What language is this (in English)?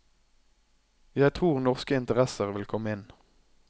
Norwegian